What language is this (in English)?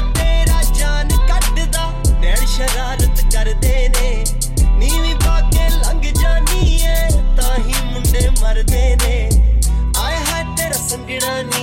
Punjabi